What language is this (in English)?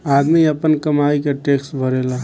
Bhojpuri